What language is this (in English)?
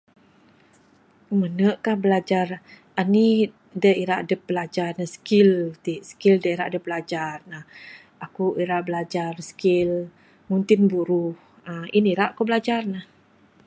Bukar-Sadung Bidayuh